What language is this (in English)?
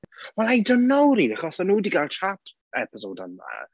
Welsh